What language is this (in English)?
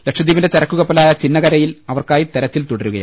Malayalam